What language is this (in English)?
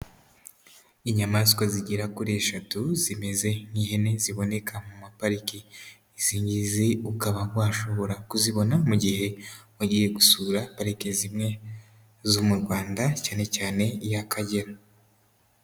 Kinyarwanda